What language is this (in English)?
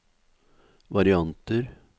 Norwegian